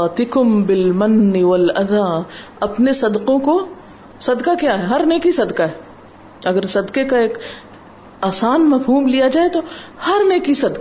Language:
Urdu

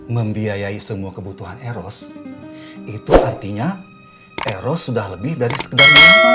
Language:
Indonesian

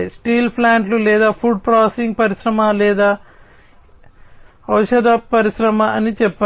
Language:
Telugu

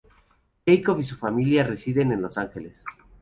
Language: Spanish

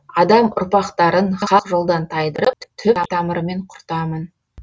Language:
Kazakh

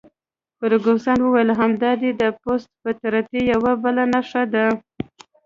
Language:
Pashto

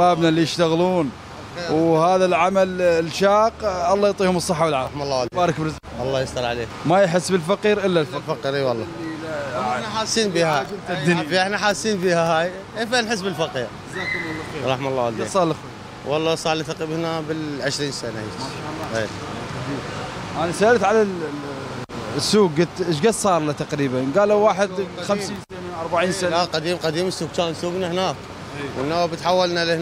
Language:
Arabic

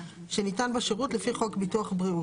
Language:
Hebrew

